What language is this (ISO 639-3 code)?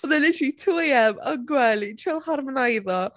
cym